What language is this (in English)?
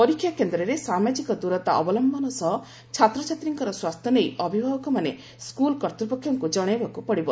Odia